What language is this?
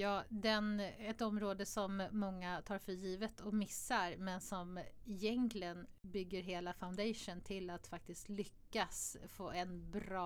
Swedish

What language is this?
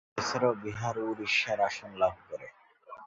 Bangla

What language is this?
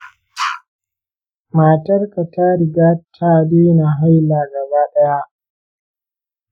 Hausa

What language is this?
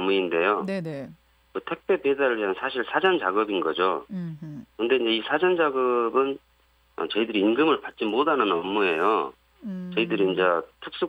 Korean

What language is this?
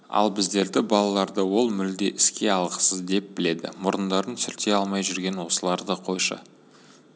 Kazakh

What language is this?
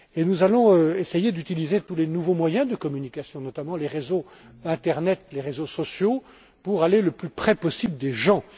French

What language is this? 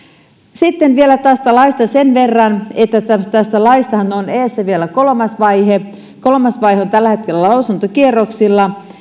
Finnish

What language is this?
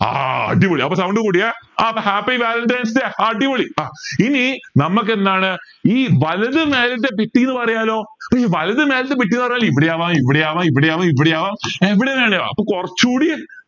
Malayalam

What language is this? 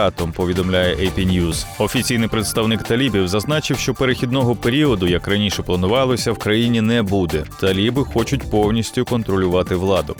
Ukrainian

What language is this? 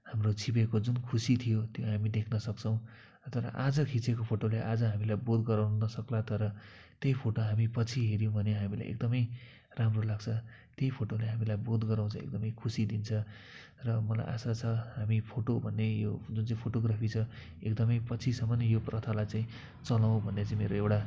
Nepali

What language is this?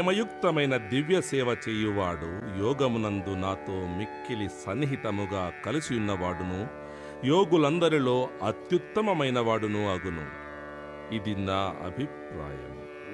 Telugu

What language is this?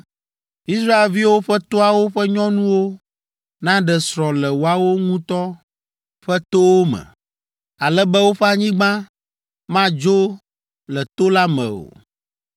Ewe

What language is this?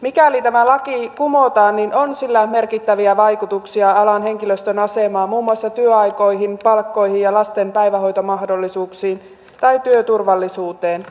Finnish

